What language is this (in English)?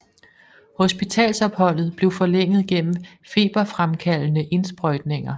Danish